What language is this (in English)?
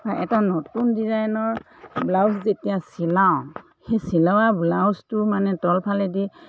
Assamese